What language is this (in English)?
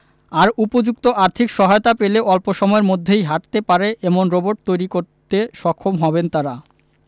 Bangla